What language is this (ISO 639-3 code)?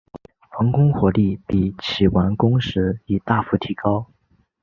zho